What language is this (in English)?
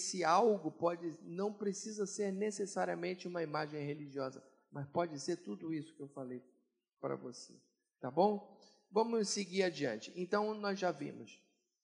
Portuguese